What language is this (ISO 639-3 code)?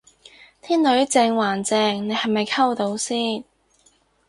yue